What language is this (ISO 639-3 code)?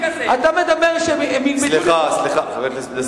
heb